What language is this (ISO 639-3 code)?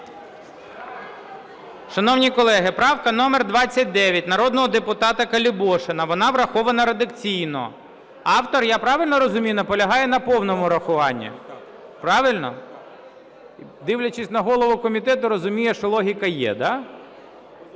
ukr